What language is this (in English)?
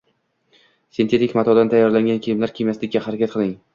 Uzbek